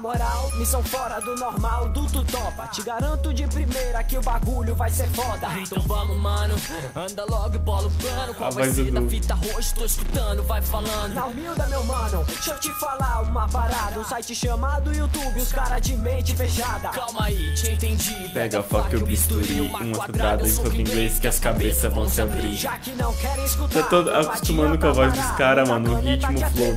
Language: Portuguese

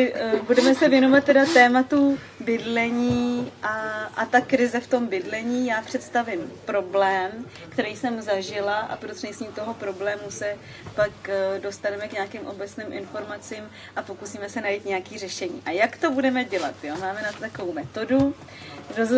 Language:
Czech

